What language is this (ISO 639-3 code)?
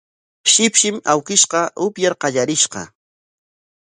qwa